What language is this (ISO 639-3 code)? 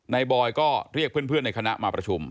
tha